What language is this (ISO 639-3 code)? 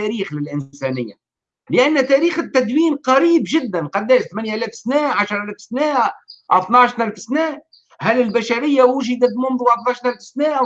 ara